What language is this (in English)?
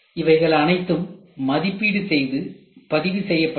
Tamil